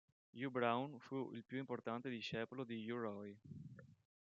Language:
Italian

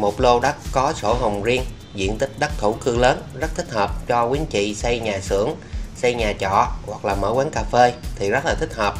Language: Vietnamese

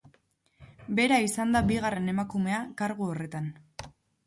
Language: Basque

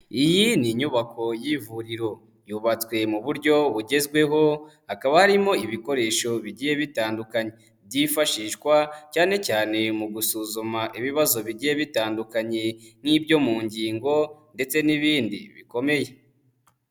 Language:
Kinyarwanda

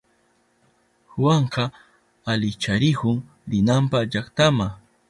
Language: Southern Pastaza Quechua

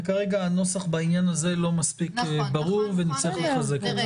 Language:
Hebrew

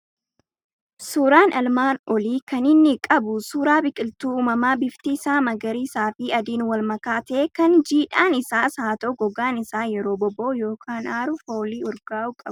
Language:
Oromo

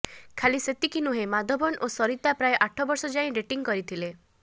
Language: Odia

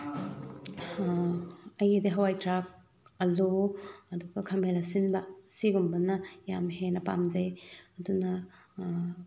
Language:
Manipuri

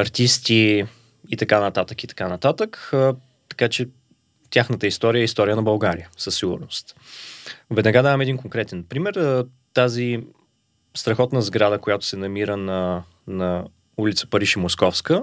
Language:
Bulgarian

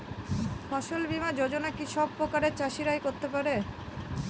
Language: Bangla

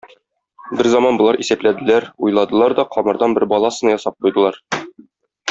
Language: Tatar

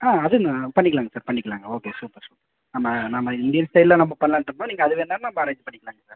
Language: Tamil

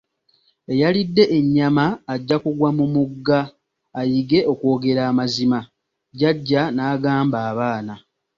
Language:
Ganda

